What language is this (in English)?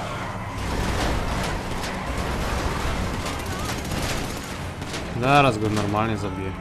Polish